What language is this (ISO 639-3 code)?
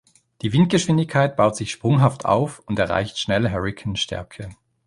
deu